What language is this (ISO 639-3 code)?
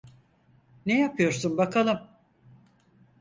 tur